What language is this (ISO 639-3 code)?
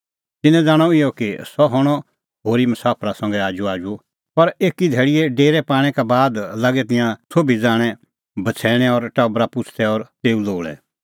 kfx